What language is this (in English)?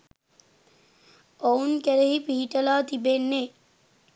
Sinhala